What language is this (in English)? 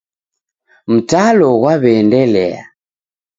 Taita